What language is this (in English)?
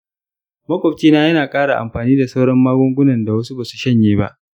Hausa